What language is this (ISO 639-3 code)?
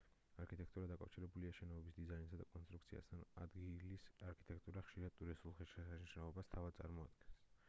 kat